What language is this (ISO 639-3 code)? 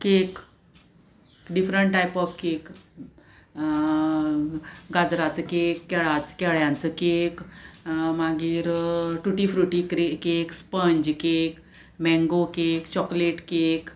kok